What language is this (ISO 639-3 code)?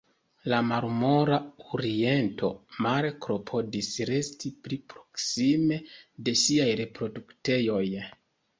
epo